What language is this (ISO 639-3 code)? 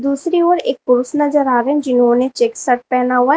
hin